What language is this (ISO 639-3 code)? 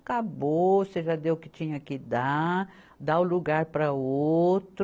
por